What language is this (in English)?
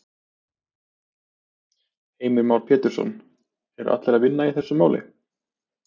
Icelandic